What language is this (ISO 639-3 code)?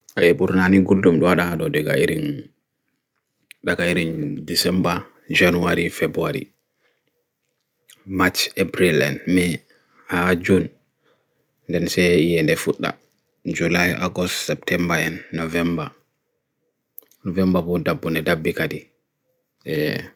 fui